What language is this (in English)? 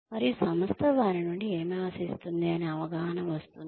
Telugu